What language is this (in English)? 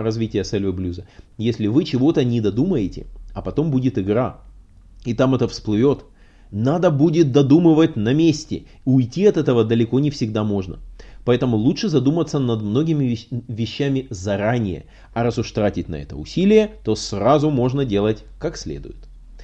Russian